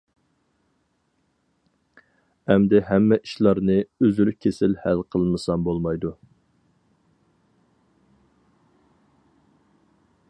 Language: Uyghur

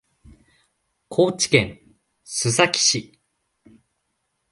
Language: Japanese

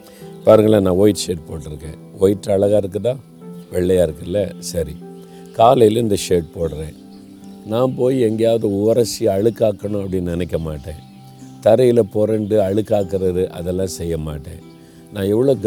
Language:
Tamil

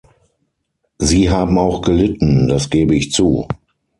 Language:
German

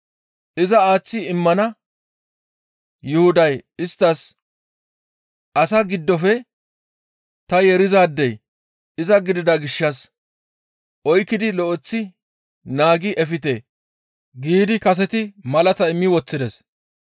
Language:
Gamo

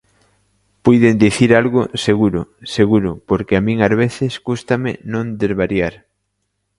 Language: Galician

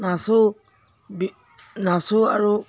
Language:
Assamese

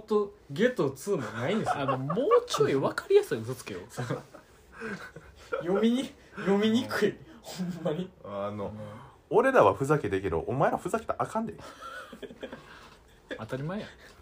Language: Japanese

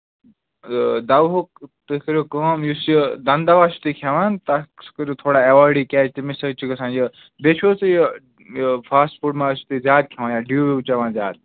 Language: Kashmiri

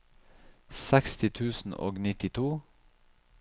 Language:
Norwegian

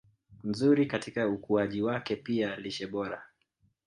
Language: Swahili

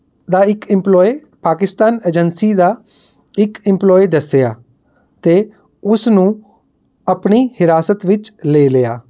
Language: Punjabi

